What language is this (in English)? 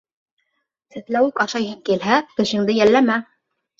Bashkir